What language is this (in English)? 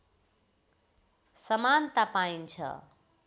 Nepali